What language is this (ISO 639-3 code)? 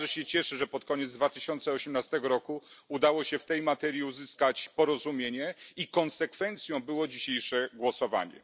pol